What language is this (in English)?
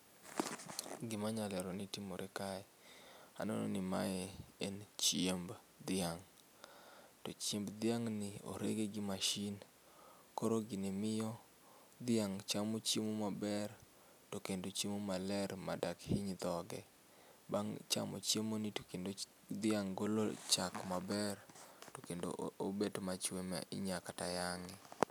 Luo (Kenya and Tanzania)